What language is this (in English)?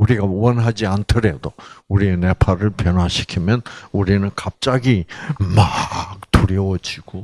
Korean